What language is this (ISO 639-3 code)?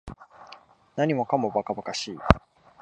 jpn